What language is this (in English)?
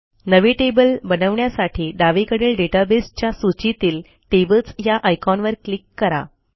Marathi